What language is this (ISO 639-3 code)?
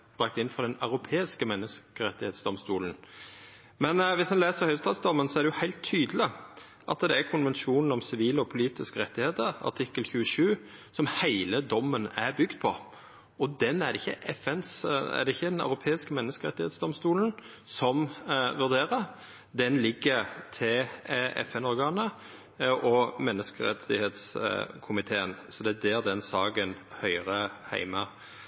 nor